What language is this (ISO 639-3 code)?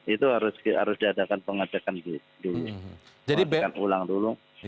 ind